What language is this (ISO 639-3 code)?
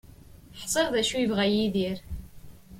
kab